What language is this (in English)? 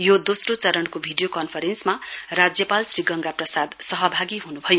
Nepali